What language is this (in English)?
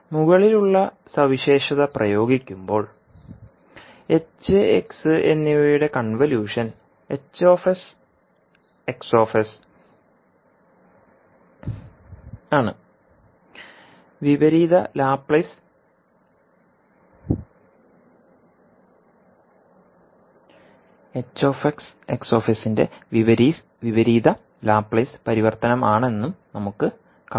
Malayalam